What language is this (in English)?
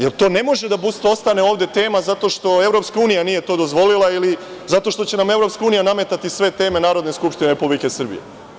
Serbian